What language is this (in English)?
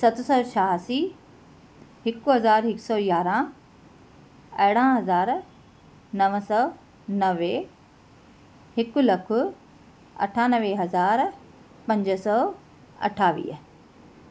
Sindhi